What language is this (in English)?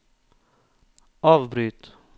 Norwegian